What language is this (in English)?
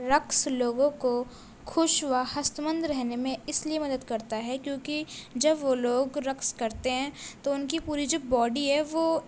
Urdu